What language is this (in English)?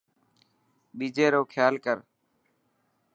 Dhatki